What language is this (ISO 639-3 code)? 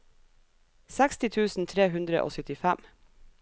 nor